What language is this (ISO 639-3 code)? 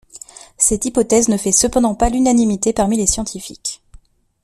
fra